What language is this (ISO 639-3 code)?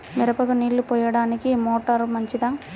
tel